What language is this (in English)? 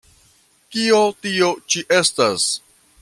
Esperanto